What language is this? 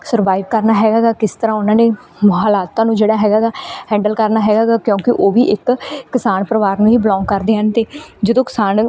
Punjabi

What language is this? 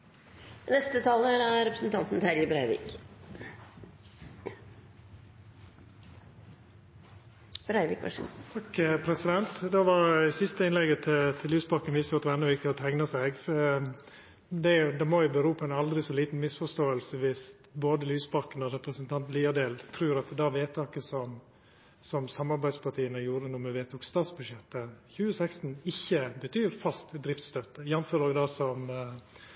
Norwegian Nynorsk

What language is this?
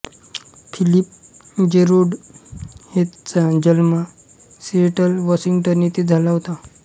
Marathi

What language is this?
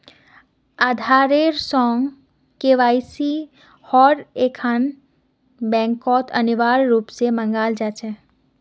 Magahi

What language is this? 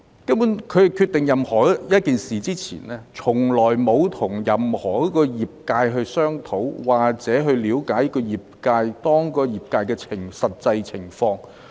Cantonese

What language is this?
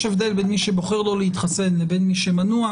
Hebrew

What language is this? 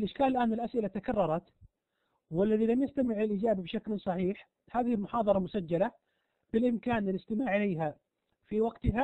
Arabic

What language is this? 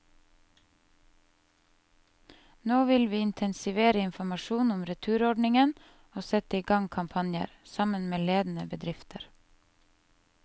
Norwegian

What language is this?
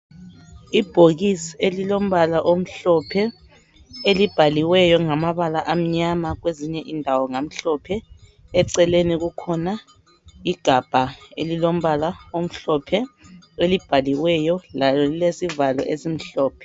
North Ndebele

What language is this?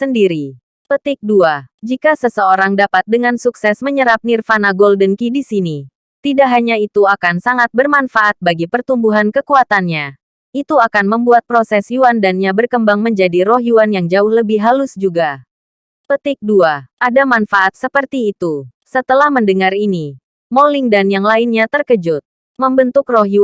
Indonesian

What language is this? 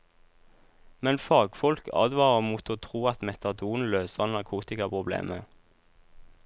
Norwegian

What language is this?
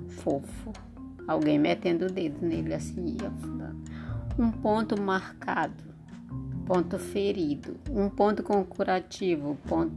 Portuguese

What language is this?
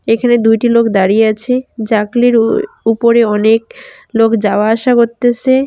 Bangla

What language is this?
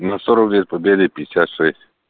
Russian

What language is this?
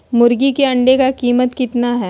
Magahi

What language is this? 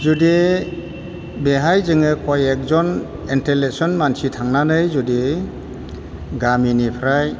Bodo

